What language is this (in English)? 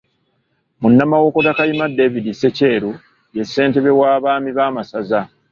Ganda